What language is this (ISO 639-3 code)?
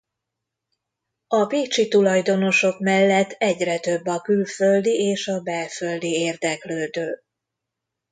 hun